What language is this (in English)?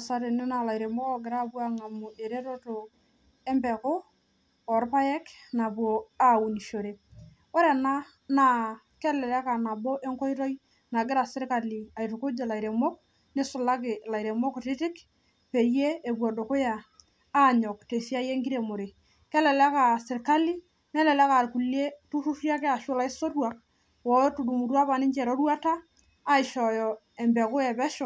Masai